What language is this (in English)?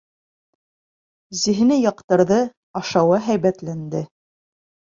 Bashkir